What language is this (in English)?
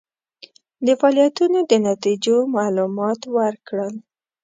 Pashto